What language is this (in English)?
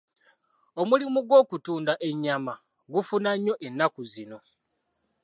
Ganda